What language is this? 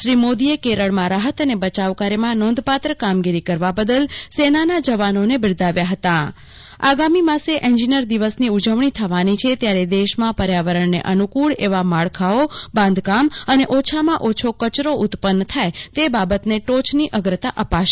Gujarati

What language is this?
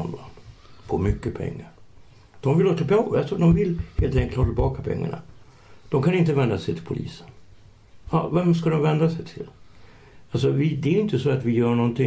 Swedish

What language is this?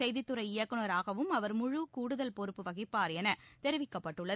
Tamil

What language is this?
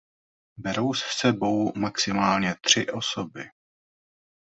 Czech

